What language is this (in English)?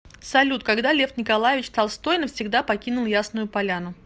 Russian